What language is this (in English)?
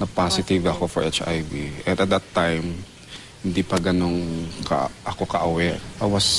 Filipino